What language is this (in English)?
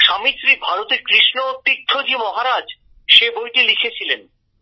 Bangla